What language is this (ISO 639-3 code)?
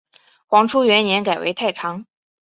zho